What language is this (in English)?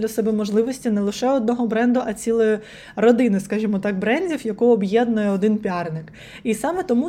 Ukrainian